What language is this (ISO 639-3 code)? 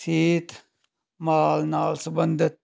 pan